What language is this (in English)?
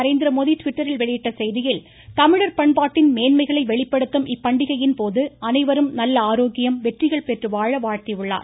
Tamil